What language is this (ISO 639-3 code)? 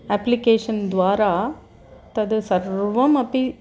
san